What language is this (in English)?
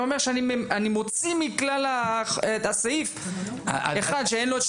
Hebrew